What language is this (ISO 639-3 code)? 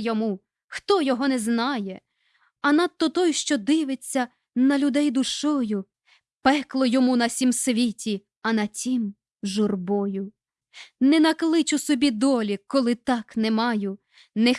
ukr